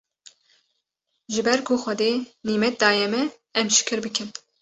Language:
Kurdish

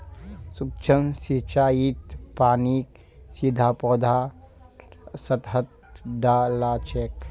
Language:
Magahi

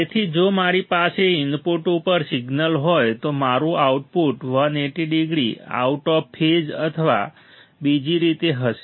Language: Gujarati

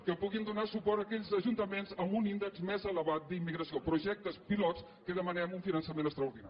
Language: Catalan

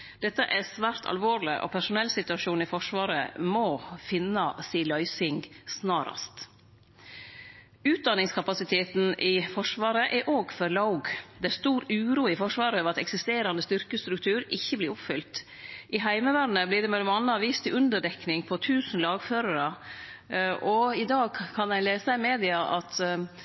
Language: Norwegian Nynorsk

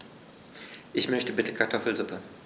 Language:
German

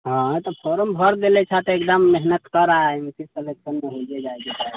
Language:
Maithili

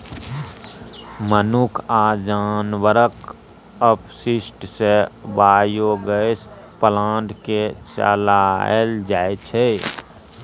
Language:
Maithili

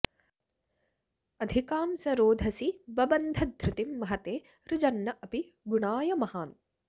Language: Sanskrit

